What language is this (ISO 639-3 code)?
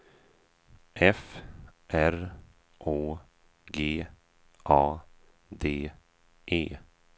swe